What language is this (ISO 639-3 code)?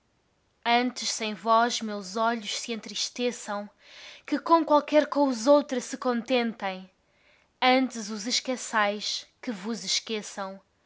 por